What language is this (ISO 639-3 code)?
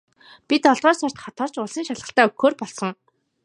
mon